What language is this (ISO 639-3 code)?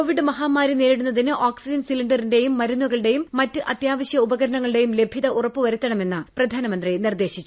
mal